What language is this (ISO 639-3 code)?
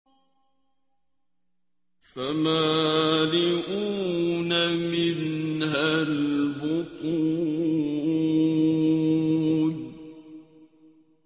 ara